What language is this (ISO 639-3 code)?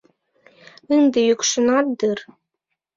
chm